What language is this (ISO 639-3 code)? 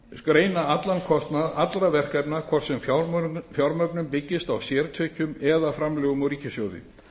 isl